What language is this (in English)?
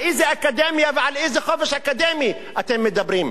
Hebrew